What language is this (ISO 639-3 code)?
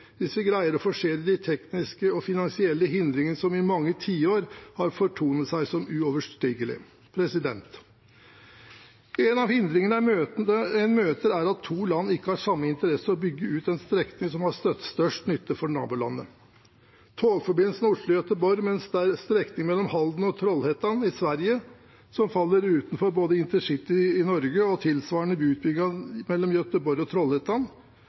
nob